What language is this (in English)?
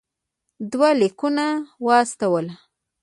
Pashto